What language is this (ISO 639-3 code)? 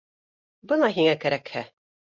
bak